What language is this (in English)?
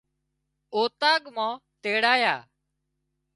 Wadiyara Koli